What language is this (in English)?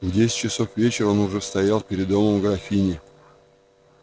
Russian